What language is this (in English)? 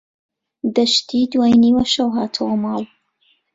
Central Kurdish